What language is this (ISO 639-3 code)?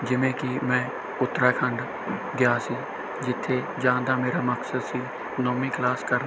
pan